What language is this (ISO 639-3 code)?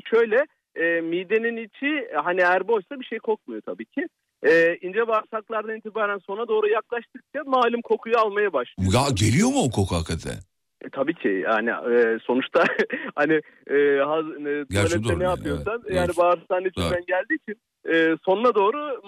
tur